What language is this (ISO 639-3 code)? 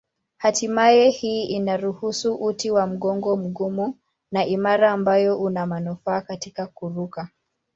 swa